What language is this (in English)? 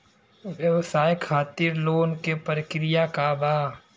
Bhojpuri